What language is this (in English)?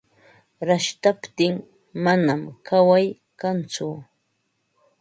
Ambo-Pasco Quechua